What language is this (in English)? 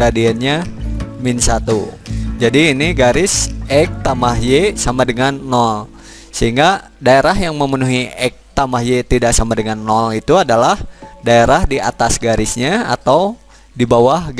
Indonesian